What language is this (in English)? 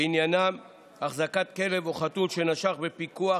Hebrew